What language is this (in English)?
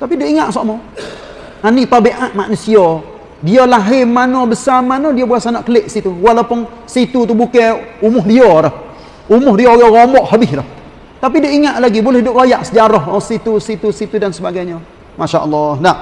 Malay